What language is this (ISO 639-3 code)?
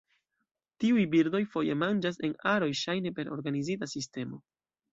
epo